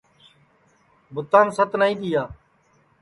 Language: Sansi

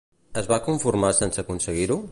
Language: Catalan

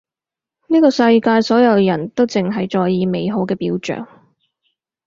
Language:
Cantonese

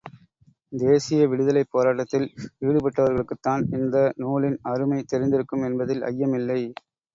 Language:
Tamil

